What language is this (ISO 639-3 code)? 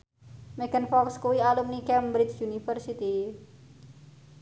jav